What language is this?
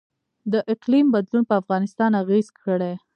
Pashto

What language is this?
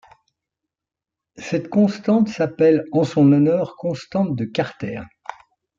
French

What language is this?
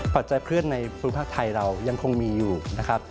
Thai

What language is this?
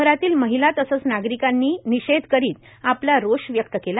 Marathi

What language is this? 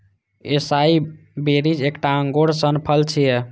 Maithili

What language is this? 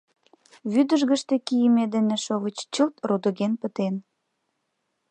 Mari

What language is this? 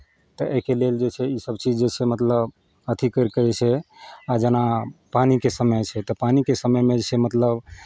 Maithili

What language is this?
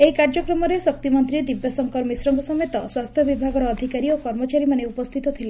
Odia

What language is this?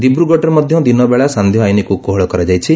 Odia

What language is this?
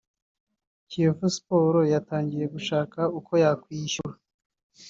Kinyarwanda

